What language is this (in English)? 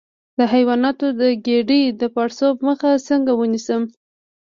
Pashto